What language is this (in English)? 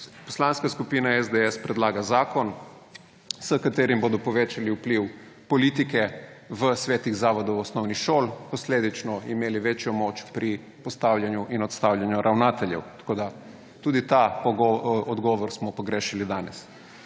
Slovenian